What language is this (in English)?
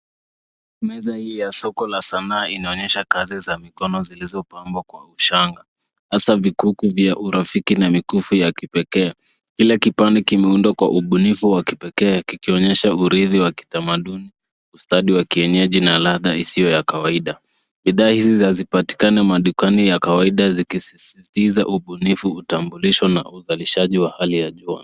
Swahili